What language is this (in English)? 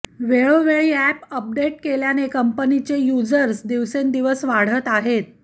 Marathi